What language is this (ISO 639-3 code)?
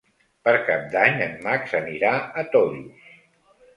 cat